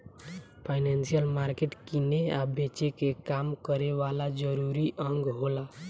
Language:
Bhojpuri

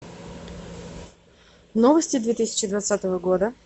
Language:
Russian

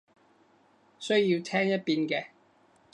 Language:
Cantonese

